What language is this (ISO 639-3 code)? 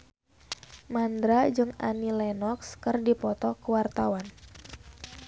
sun